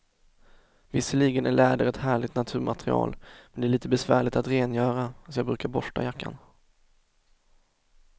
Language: Swedish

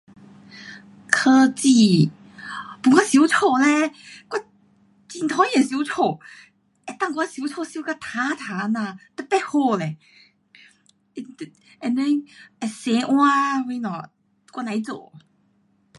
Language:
Pu-Xian Chinese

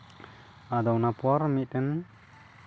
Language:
Santali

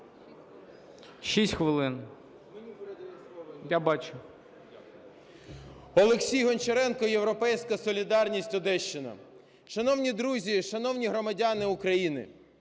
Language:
Ukrainian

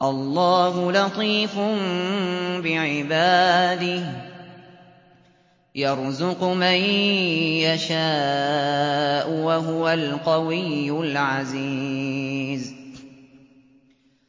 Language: Arabic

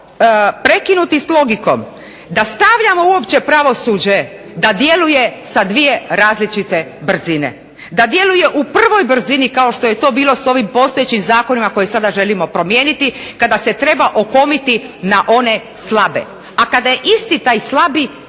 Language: Croatian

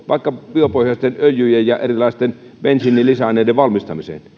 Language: Finnish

